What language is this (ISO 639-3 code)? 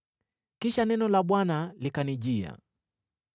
swa